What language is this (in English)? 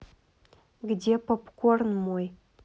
Russian